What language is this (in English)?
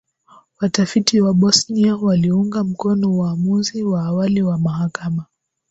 Swahili